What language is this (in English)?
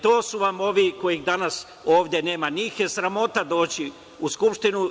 Serbian